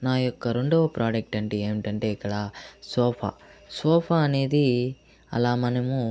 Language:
Telugu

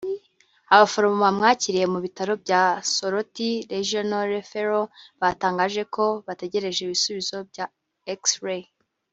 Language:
Kinyarwanda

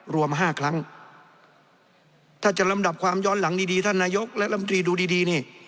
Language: Thai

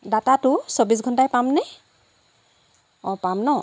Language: Assamese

